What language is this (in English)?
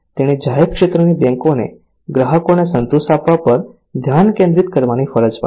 Gujarati